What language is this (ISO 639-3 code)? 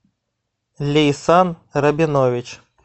rus